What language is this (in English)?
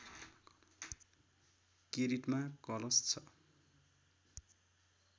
Nepali